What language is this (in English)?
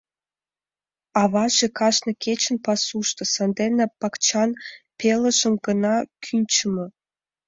Mari